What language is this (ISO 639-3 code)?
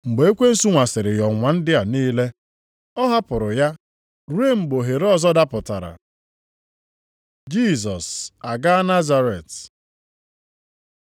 ibo